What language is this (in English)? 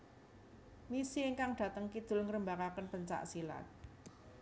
Javanese